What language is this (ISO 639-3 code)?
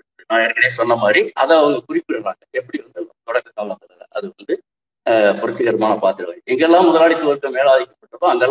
tam